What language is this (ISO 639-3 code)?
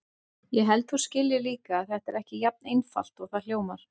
isl